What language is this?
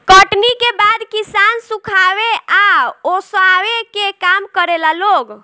Bhojpuri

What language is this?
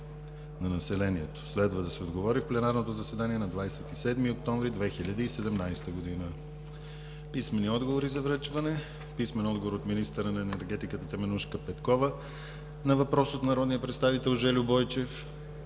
Bulgarian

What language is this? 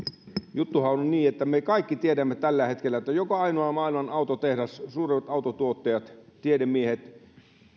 Finnish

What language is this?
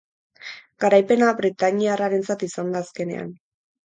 Basque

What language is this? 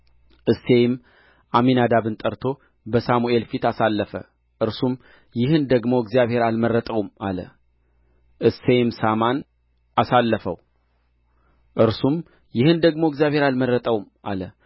Amharic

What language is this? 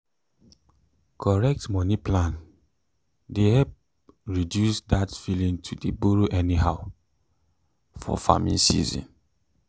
Nigerian Pidgin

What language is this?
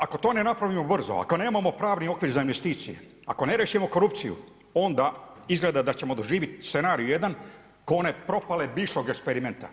Croatian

